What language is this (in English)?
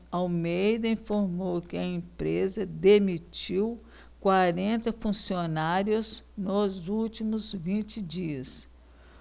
Portuguese